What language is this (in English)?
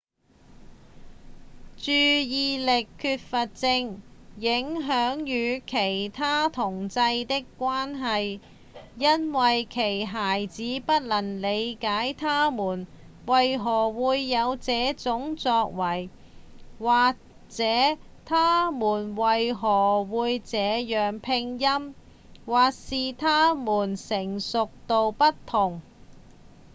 Cantonese